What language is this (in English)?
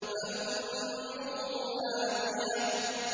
Arabic